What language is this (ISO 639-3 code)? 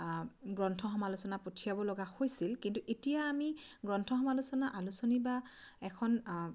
asm